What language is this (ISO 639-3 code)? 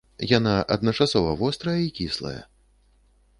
bel